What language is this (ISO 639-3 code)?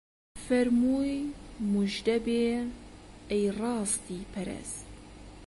ckb